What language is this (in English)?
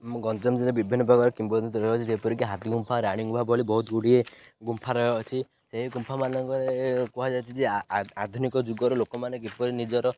Odia